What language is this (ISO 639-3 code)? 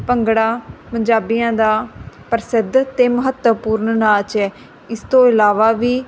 pan